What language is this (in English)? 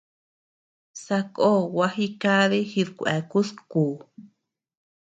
Tepeuxila Cuicatec